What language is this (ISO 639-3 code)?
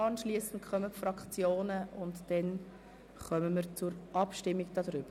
gsw